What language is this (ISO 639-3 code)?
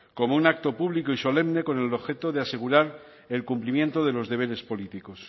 spa